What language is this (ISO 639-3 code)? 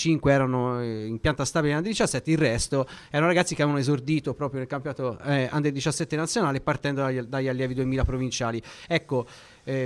ita